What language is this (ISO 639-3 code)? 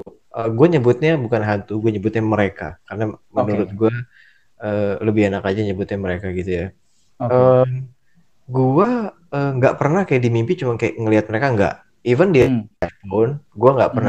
ind